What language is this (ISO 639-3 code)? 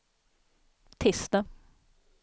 swe